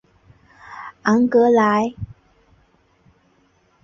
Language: Chinese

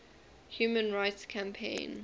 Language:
English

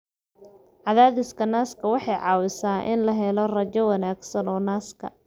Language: Somali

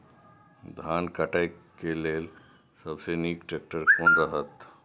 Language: Maithili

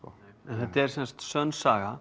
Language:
Icelandic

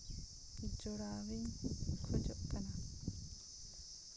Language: Santali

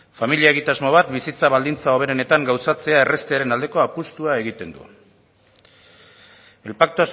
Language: Basque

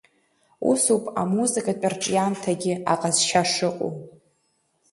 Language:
Abkhazian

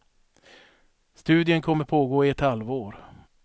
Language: Swedish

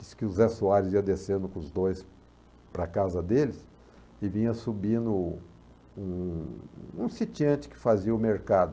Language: Portuguese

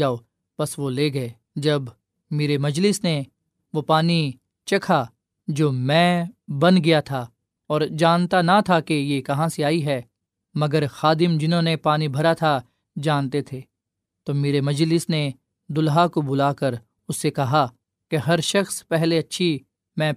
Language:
Urdu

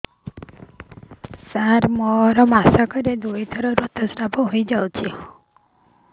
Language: Odia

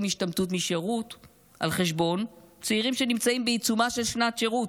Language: Hebrew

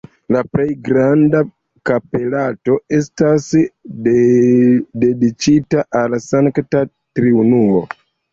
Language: Esperanto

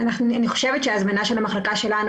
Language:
Hebrew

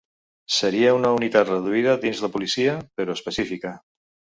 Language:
Catalan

